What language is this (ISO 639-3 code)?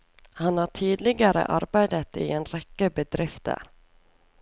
nor